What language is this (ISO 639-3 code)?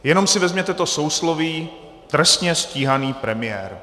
ces